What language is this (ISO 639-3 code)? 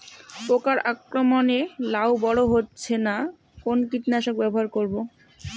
ben